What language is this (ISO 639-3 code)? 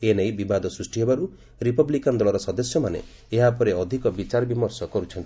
ori